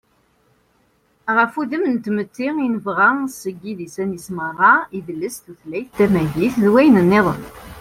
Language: Kabyle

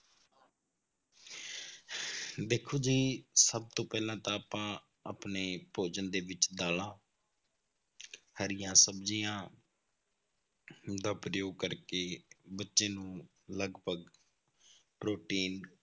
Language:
Punjabi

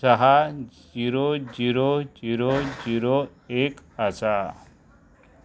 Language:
Konkani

